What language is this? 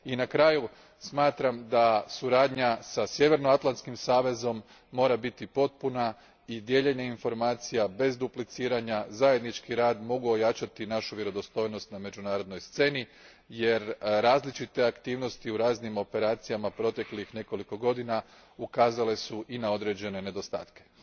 Croatian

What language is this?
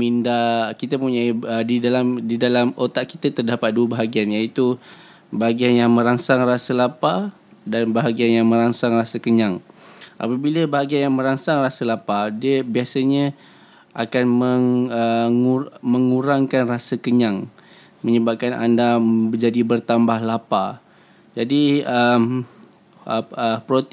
Malay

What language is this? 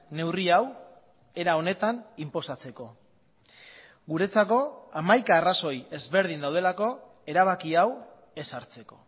Basque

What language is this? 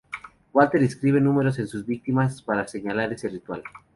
Spanish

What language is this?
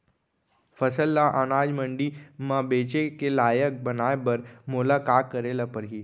Chhattisgarhi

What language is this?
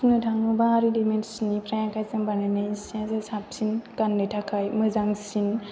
Bodo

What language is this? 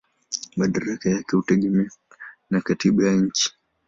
Swahili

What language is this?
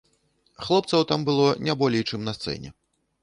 Belarusian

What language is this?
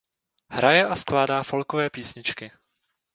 Czech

